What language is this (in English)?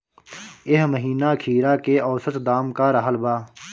Bhojpuri